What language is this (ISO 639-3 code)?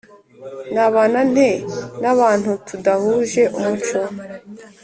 kin